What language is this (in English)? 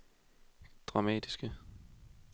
Danish